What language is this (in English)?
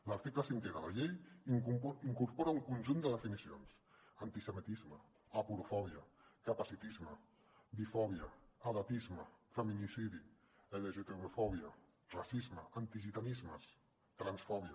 Catalan